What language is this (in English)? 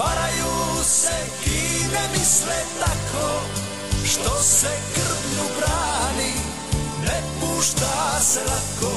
Croatian